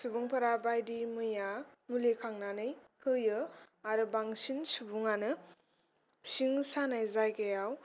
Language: Bodo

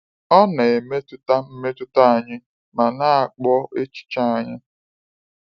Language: Igbo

